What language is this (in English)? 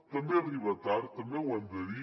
Catalan